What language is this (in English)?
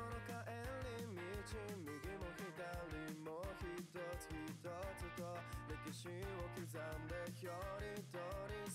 Japanese